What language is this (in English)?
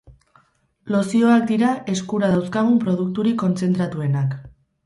Basque